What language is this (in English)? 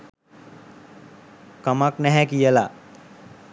Sinhala